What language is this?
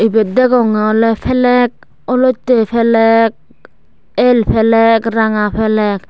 Chakma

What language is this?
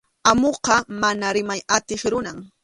Arequipa-La Unión Quechua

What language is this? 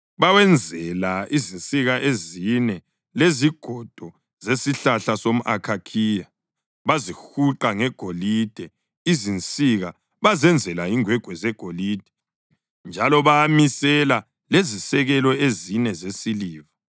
North Ndebele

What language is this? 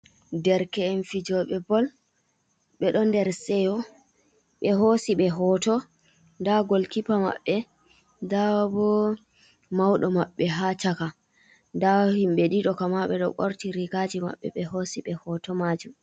Fula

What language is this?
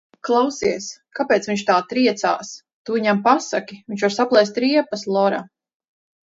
Latvian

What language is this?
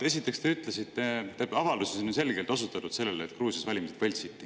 Estonian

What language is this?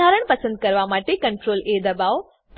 Gujarati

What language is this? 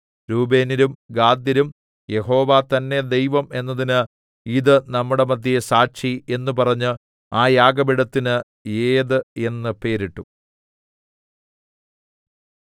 Malayalam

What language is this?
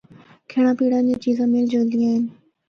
Northern Hindko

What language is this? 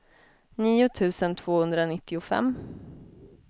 Swedish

